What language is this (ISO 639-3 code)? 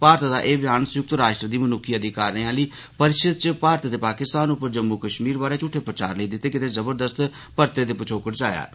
doi